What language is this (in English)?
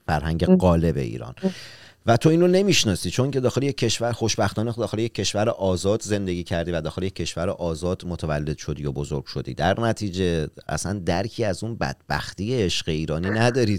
Persian